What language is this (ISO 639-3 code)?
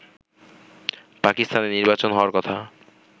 ben